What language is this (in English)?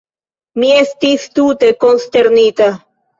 Esperanto